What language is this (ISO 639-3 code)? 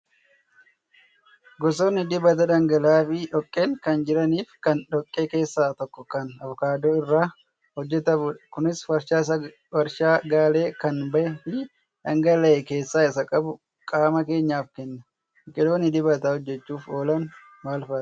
orm